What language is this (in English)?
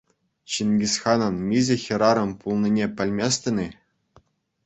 Chuvash